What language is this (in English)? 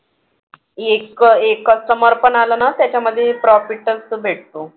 Marathi